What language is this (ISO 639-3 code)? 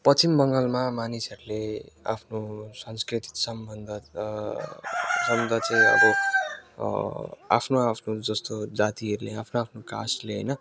nep